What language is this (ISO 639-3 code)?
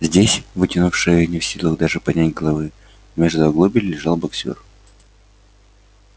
rus